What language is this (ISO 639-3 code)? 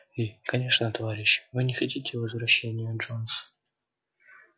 rus